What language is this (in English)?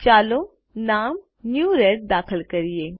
Gujarati